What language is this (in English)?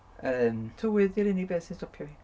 Welsh